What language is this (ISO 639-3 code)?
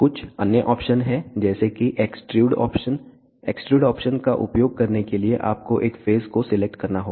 hin